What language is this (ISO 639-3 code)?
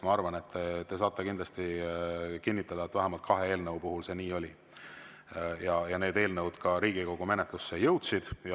est